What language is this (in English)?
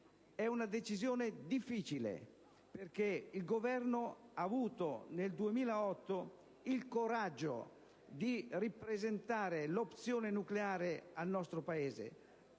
Italian